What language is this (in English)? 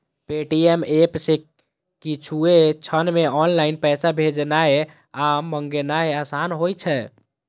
Maithili